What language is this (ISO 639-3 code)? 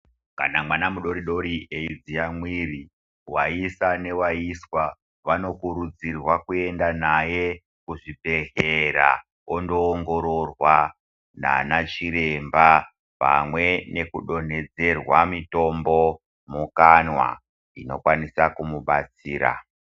ndc